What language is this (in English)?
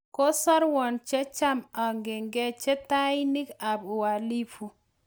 Kalenjin